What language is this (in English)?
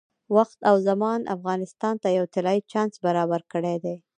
Pashto